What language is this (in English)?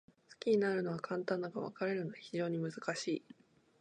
Japanese